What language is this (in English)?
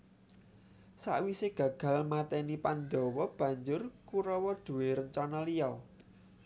Javanese